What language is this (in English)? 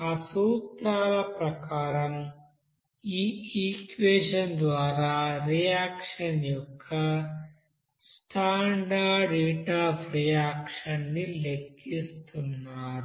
Telugu